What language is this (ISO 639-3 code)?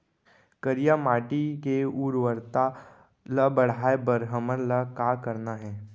hne